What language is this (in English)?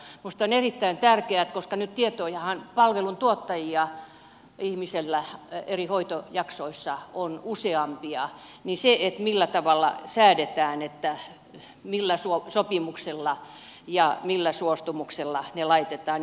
Finnish